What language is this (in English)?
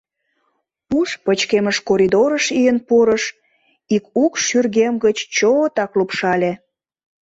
Mari